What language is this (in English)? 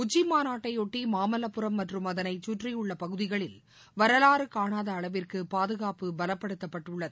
Tamil